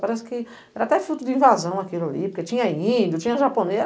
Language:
Portuguese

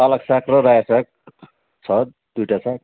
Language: Nepali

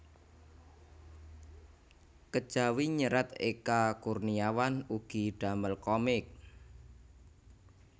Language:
Javanese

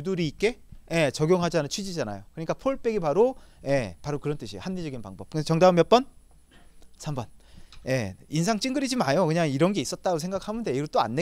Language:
Korean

